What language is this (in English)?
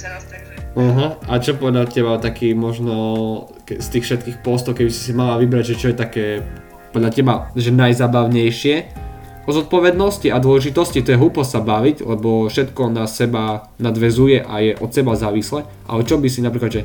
Slovak